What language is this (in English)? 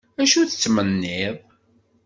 Kabyle